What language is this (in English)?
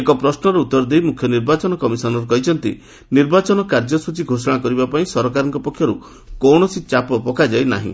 Odia